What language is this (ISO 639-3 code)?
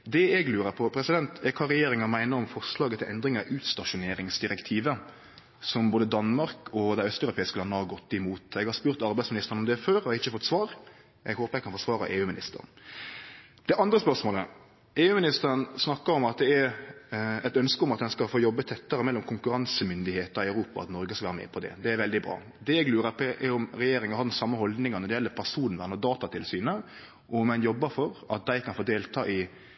nno